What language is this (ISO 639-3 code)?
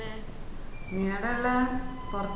mal